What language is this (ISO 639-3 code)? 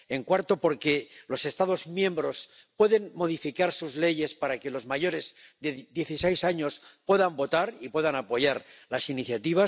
spa